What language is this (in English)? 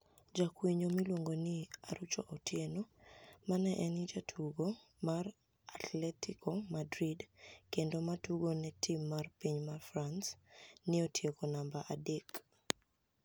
Luo (Kenya and Tanzania)